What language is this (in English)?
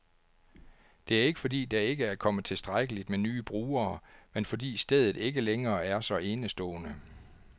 Danish